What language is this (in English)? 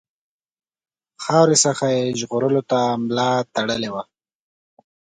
Pashto